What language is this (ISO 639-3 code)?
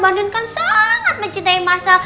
ind